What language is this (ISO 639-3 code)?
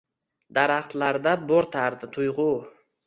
uzb